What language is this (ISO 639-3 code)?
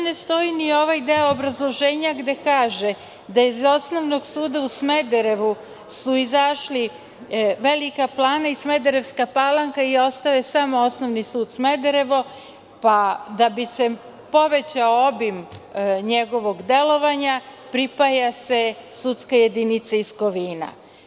srp